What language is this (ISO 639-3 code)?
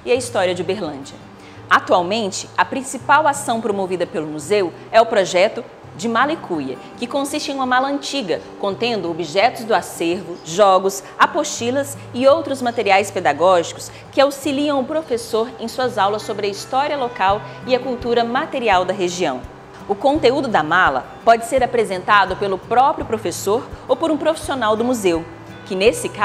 por